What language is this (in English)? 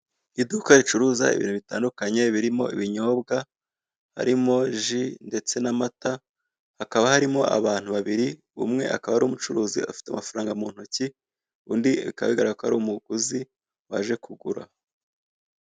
Kinyarwanda